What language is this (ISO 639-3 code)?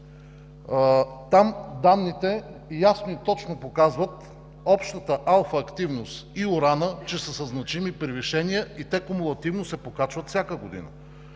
bul